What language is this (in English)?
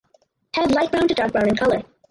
English